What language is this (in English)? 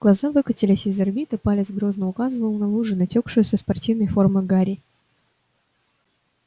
Russian